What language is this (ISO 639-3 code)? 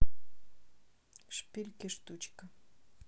rus